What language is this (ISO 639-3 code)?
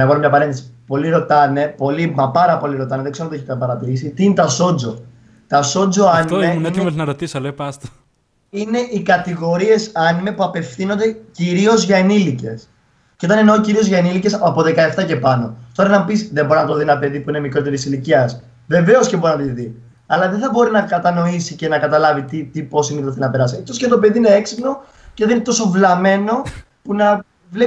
ell